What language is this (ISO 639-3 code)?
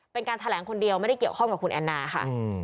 tha